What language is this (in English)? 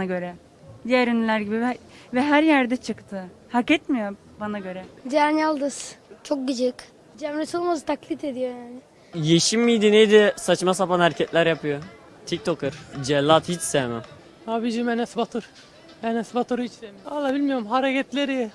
Turkish